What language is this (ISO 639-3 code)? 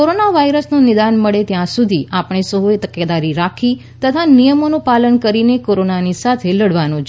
guj